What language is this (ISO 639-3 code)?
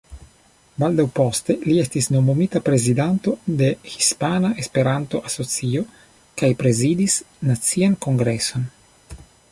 epo